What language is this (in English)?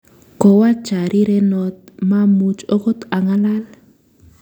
Kalenjin